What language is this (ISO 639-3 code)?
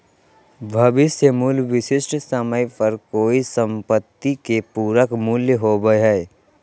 mag